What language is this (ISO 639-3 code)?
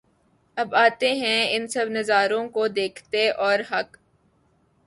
urd